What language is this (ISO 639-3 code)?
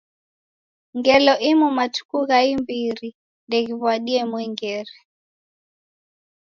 dav